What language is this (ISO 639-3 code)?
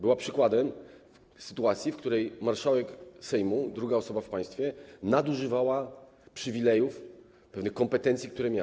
pol